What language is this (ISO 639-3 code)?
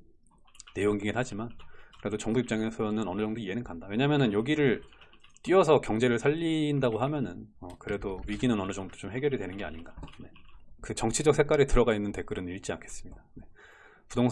kor